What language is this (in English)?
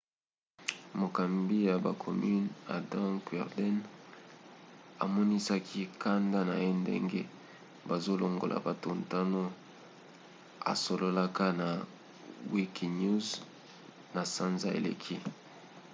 Lingala